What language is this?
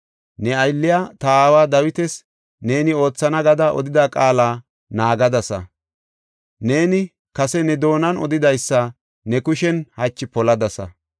Gofa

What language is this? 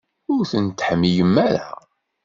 Kabyle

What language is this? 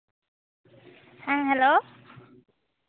Santali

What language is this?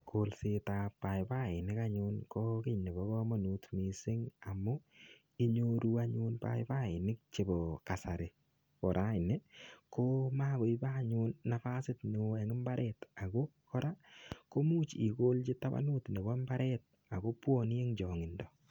Kalenjin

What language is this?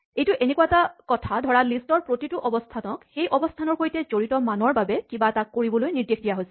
Assamese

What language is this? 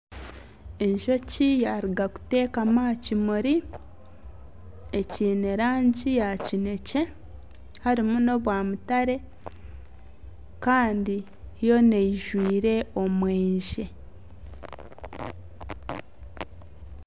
Nyankole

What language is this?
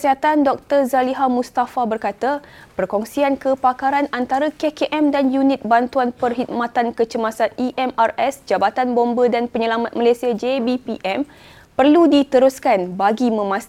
Malay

